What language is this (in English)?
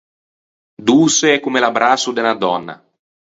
Ligurian